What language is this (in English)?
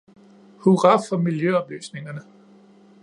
Danish